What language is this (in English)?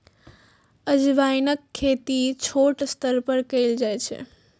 Maithili